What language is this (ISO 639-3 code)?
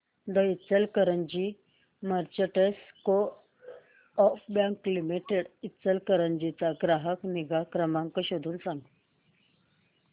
mar